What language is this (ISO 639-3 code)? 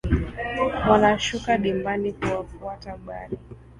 swa